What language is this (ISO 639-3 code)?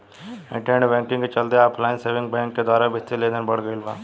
bho